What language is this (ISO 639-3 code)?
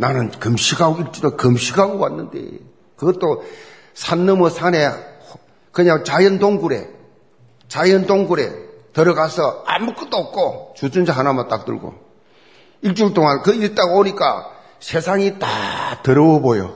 kor